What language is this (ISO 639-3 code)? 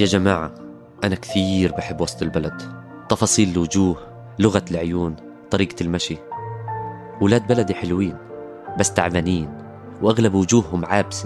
ara